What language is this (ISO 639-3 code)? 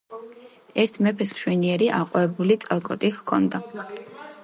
kat